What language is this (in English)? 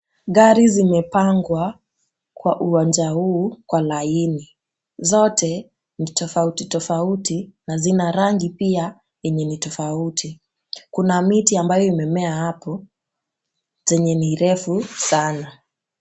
Swahili